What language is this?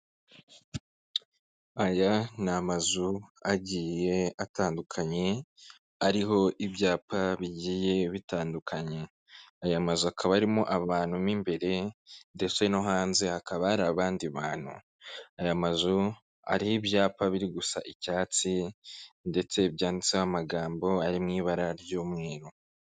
Kinyarwanda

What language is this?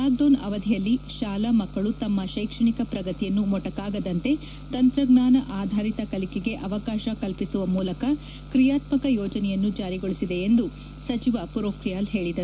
Kannada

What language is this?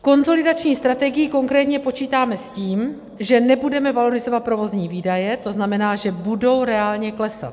Czech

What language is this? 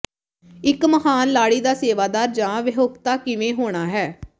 Punjabi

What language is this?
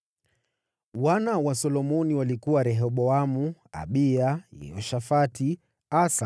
Swahili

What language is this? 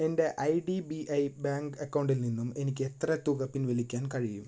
Malayalam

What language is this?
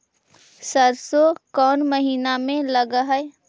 Magahi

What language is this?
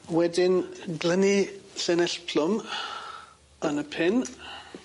Welsh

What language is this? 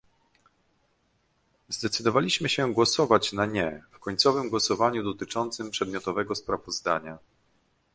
Polish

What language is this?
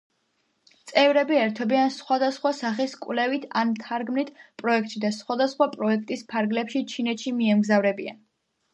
Georgian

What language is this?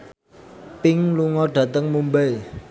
Javanese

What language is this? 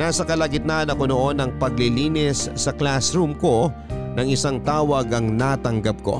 Filipino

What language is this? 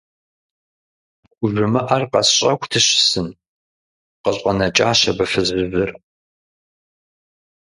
Kabardian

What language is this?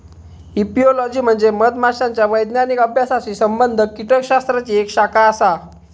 Marathi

